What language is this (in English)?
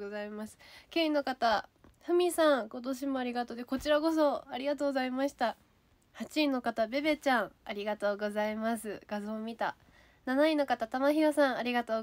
Japanese